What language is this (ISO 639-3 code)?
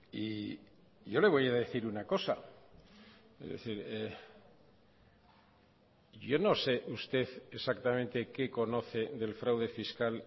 spa